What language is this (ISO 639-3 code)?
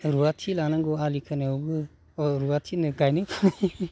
brx